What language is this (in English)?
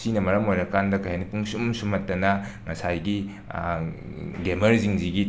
Manipuri